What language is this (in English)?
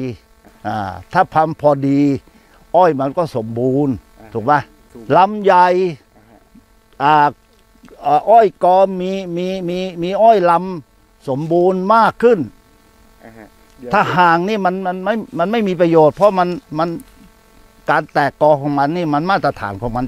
Thai